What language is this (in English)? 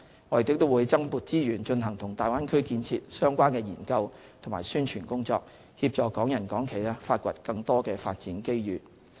Cantonese